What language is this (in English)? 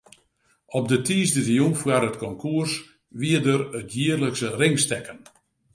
Western Frisian